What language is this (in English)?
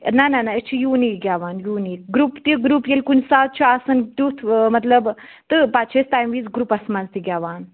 Kashmiri